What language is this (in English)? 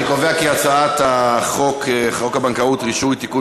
Hebrew